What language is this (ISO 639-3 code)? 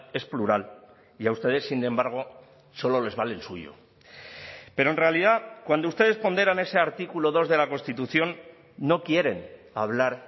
spa